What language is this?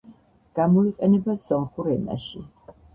Georgian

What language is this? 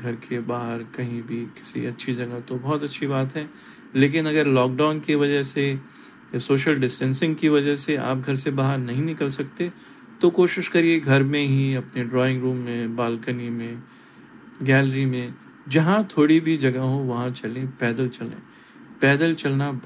Hindi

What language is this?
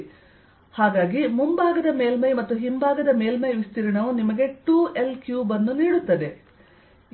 Kannada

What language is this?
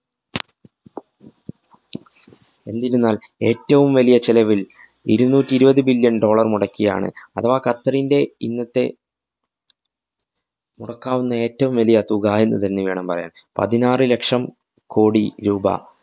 Malayalam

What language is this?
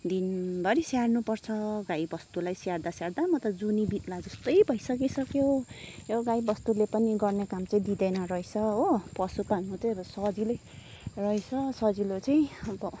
Nepali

